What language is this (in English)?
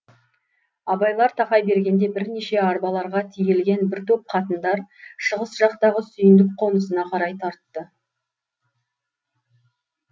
Kazakh